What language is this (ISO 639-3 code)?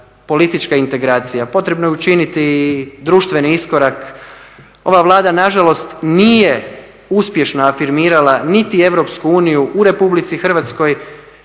hrv